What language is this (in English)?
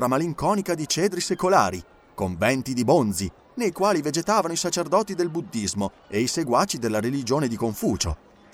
Italian